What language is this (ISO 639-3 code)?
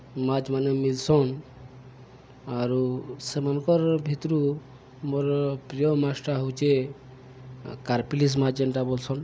ori